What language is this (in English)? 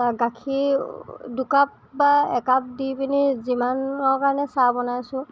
Assamese